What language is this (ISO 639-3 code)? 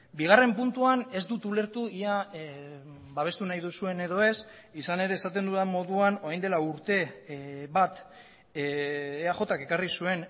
eus